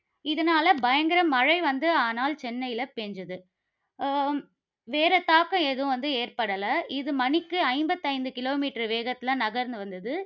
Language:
Tamil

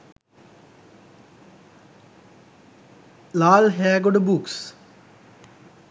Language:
Sinhala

